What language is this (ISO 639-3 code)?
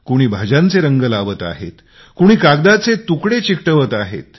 mar